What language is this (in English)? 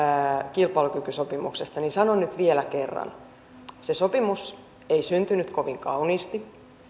Finnish